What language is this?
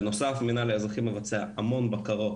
Hebrew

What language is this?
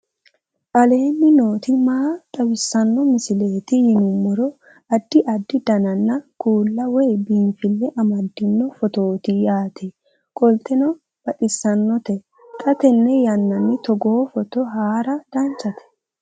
Sidamo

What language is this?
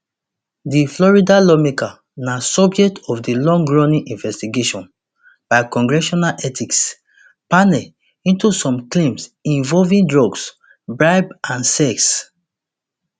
Nigerian Pidgin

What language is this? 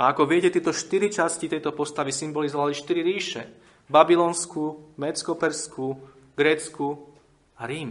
Slovak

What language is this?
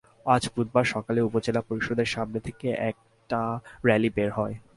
Bangla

